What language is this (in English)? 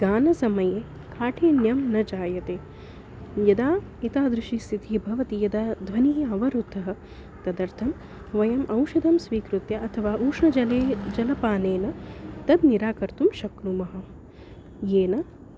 Sanskrit